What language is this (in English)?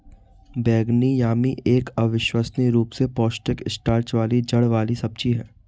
Hindi